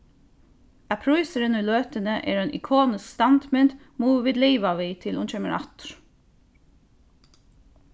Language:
Faroese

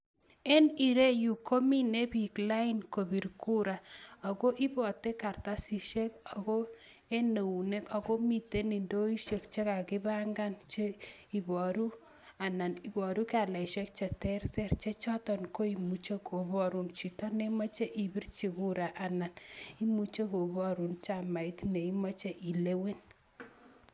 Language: Kalenjin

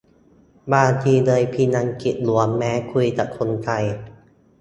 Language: Thai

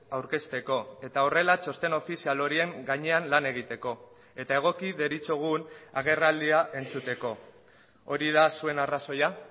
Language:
Basque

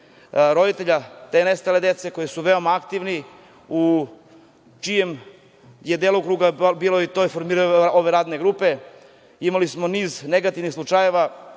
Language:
Serbian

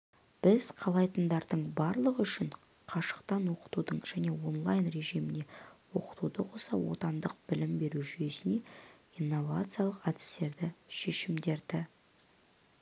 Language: Kazakh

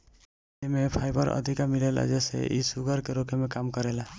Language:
Bhojpuri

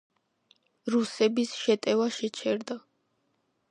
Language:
Georgian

